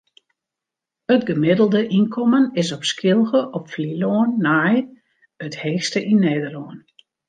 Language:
Western Frisian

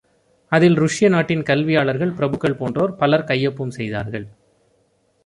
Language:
Tamil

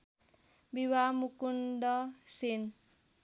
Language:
Nepali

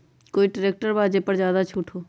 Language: Magahi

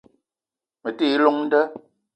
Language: Eton (Cameroon)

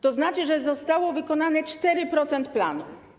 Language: Polish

